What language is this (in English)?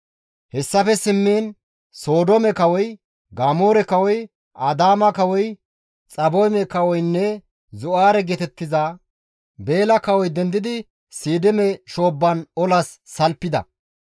Gamo